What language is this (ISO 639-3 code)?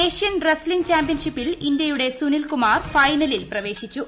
mal